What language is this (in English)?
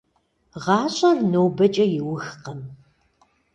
Kabardian